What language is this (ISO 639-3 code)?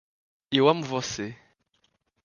por